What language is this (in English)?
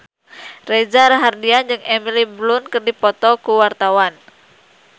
Sundanese